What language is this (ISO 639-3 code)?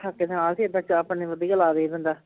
pan